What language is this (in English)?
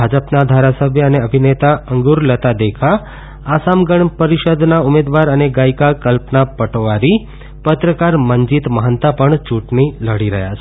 Gujarati